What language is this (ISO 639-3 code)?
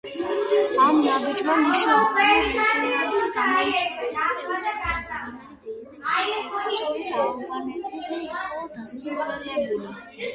kat